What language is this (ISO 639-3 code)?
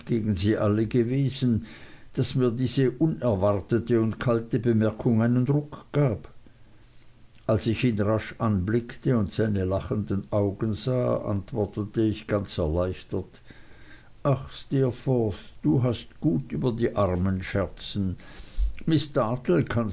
deu